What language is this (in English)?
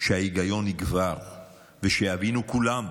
Hebrew